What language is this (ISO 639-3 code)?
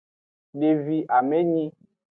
ajg